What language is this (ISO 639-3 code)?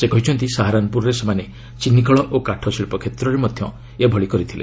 ori